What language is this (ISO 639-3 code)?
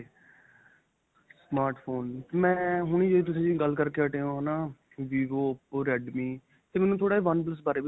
pan